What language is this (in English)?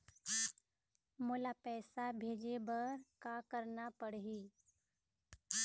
Chhattisgarhi